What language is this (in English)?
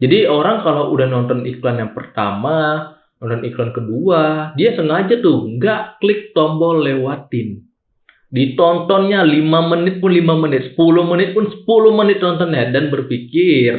Indonesian